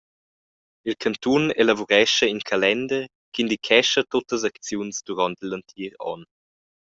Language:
Romansh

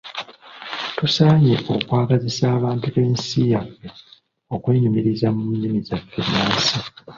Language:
Ganda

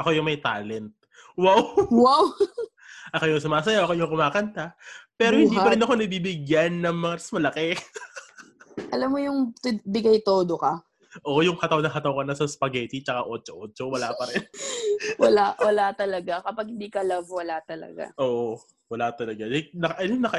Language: Filipino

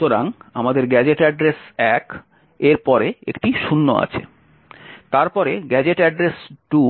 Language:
Bangla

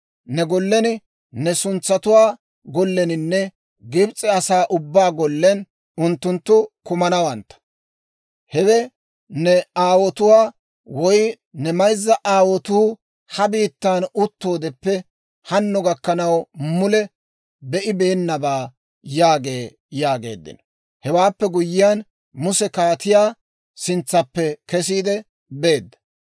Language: Dawro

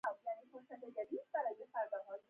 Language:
Pashto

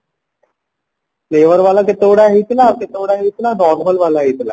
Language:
Odia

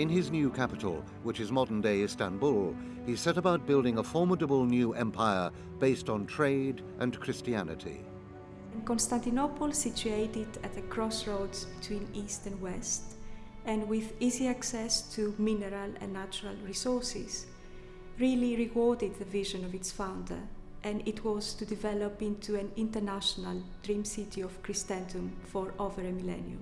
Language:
English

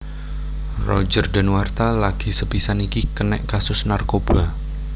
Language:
Javanese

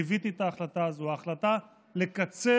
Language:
Hebrew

